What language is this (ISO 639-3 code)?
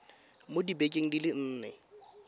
tsn